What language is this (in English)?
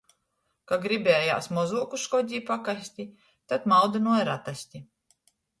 Latgalian